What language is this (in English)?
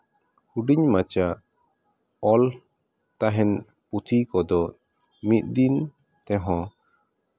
Santali